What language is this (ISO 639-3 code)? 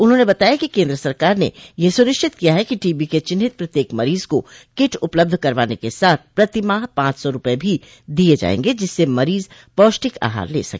hin